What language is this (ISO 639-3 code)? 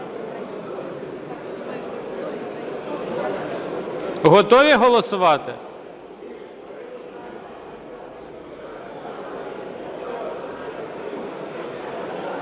ukr